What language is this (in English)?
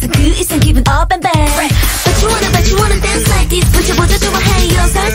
Korean